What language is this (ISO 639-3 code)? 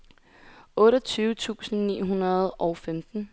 dan